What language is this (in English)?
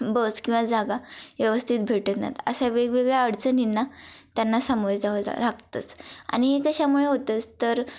Marathi